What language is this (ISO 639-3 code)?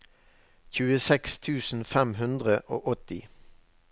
nor